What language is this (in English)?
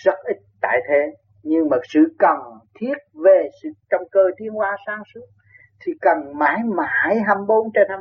Vietnamese